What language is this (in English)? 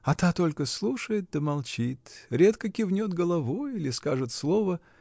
Russian